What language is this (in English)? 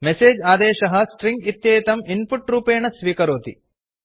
Sanskrit